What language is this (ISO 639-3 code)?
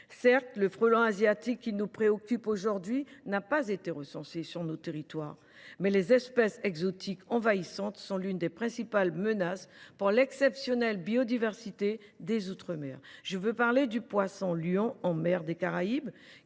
fra